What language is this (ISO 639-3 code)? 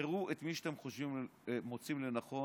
heb